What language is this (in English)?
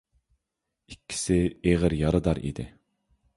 Uyghur